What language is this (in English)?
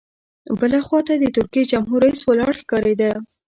Pashto